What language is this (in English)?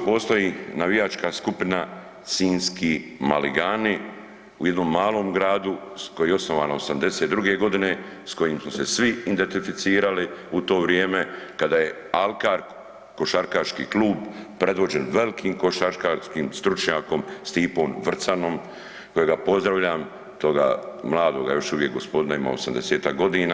Croatian